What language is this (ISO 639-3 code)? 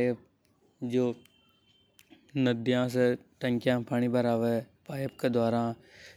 hoj